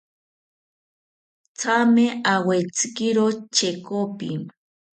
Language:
South Ucayali Ashéninka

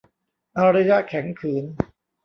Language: Thai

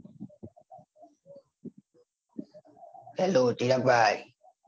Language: Gujarati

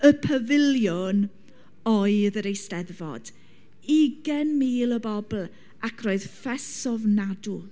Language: Welsh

